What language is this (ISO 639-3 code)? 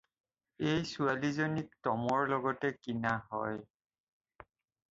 asm